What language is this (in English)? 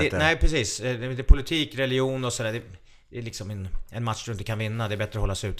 Swedish